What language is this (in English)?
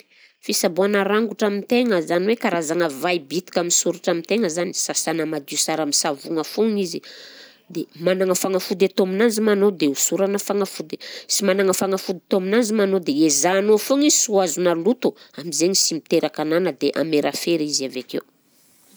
Southern Betsimisaraka Malagasy